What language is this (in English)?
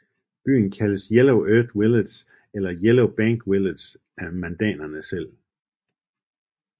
Danish